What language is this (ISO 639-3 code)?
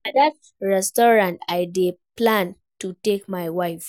pcm